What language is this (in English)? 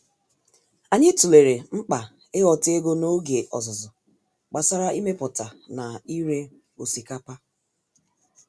Igbo